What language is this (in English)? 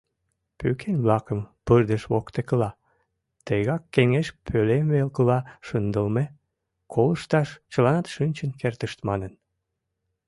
Mari